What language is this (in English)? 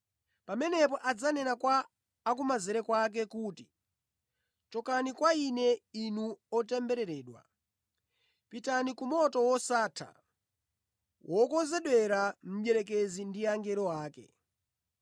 Nyanja